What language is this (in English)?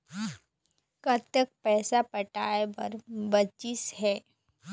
Chhattisgarhi